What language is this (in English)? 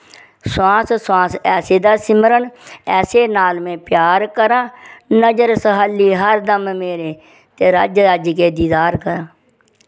Dogri